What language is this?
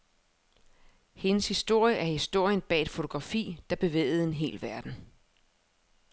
Danish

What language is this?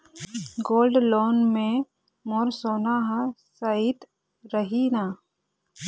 Chhattisgarhi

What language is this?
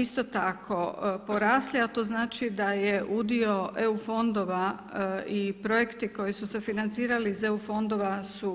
Croatian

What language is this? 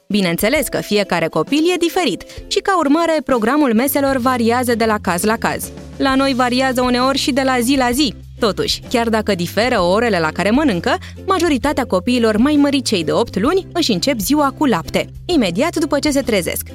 Romanian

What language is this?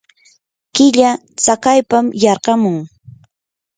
Yanahuanca Pasco Quechua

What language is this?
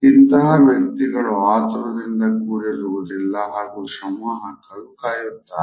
Kannada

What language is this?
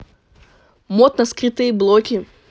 Russian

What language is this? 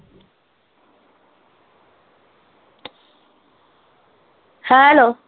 Punjabi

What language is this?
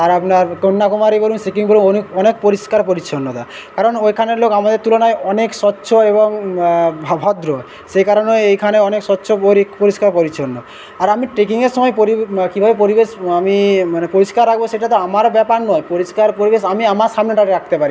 Bangla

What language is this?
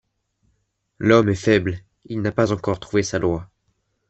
French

